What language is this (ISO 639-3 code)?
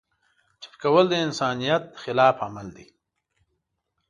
pus